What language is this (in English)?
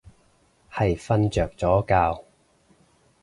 Cantonese